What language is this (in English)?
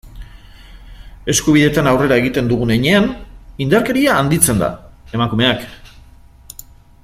Basque